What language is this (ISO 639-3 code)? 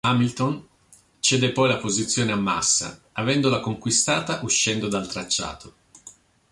ita